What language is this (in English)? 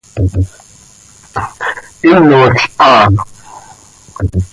Seri